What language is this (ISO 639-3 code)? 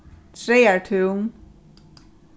fao